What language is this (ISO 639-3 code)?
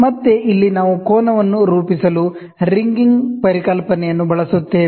kan